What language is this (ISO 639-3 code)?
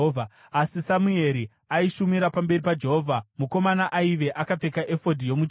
sna